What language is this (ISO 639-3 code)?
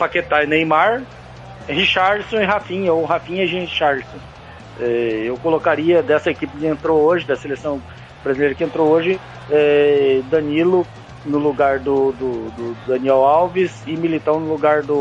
por